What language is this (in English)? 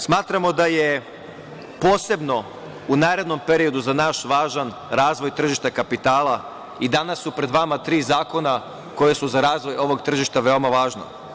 Serbian